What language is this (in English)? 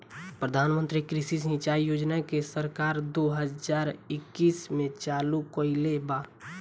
Bhojpuri